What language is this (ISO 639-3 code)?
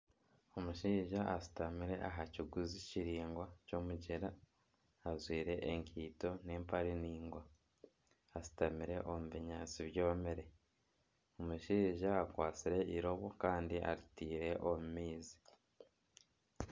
nyn